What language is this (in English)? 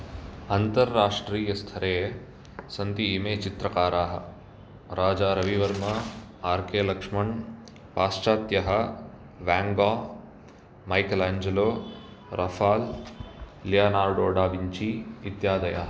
Sanskrit